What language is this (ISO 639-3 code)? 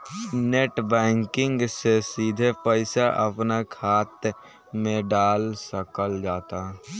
bho